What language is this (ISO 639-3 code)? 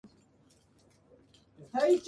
jpn